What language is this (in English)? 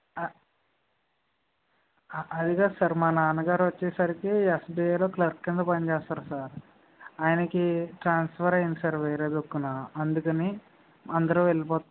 Telugu